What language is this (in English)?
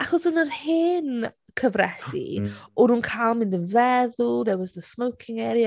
Welsh